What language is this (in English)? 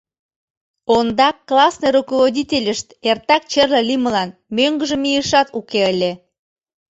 Mari